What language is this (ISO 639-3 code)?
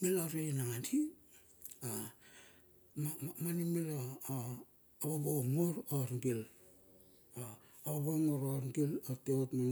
bxf